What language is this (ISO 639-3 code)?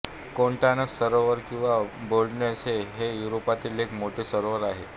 mar